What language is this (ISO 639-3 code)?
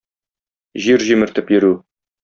tat